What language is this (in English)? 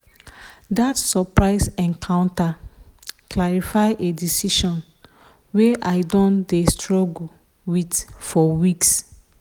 Nigerian Pidgin